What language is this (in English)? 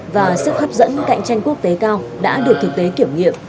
Vietnamese